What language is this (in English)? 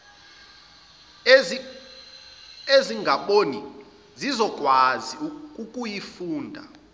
Zulu